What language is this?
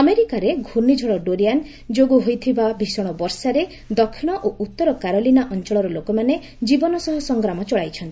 Odia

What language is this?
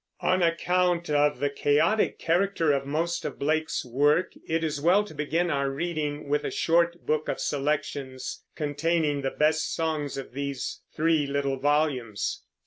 English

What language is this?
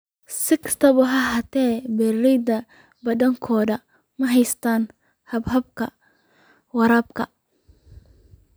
Somali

